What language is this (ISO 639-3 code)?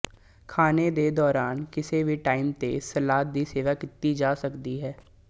pan